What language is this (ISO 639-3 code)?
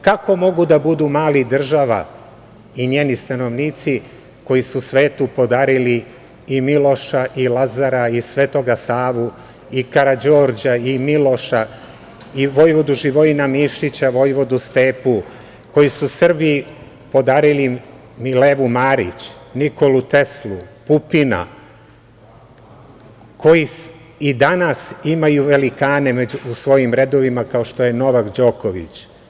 srp